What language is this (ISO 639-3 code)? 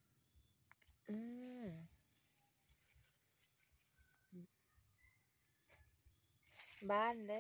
tha